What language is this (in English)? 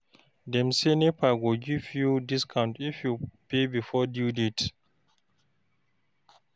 Nigerian Pidgin